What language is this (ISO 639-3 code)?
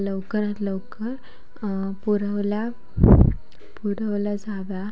mar